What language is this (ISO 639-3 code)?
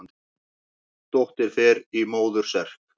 isl